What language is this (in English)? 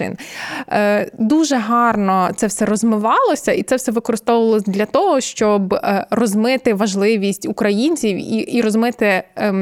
Ukrainian